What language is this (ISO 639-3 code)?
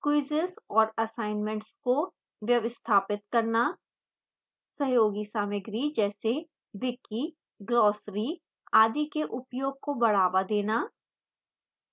hin